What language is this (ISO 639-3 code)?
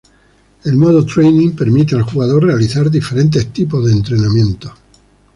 spa